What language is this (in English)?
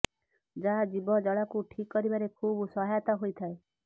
Odia